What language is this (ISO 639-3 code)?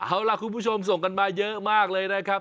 tha